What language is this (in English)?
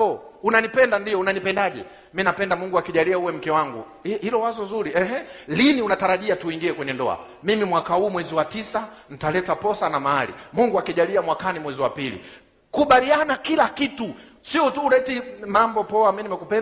Swahili